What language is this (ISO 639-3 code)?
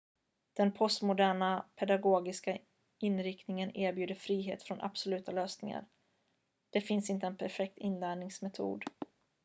swe